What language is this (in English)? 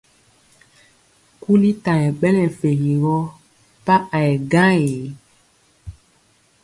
Mpiemo